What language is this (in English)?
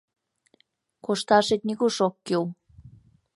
Mari